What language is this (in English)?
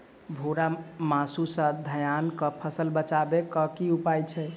Maithili